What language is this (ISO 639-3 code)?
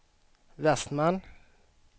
swe